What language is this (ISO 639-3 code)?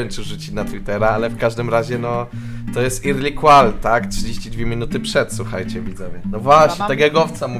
pol